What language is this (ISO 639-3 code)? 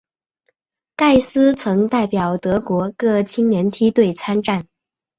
zho